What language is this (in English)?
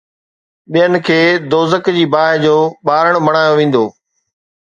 Sindhi